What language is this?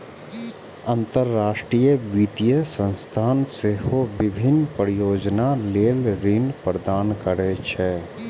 Maithili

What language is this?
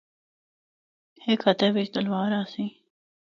Northern Hindko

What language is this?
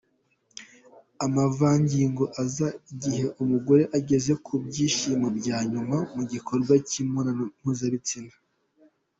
Kinyarwanda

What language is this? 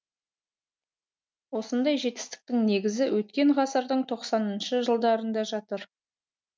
Kazakh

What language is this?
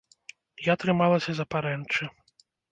Belarusian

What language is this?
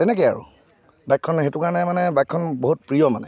Assamese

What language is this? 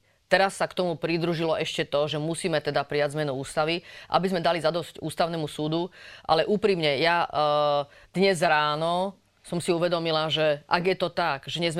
Slovak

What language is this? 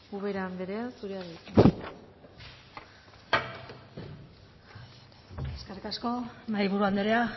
Basque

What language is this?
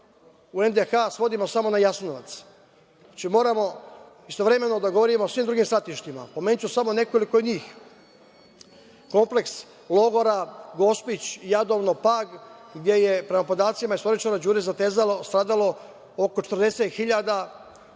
Serbian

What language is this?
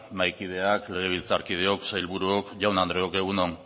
Basque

